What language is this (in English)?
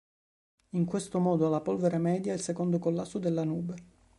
Italian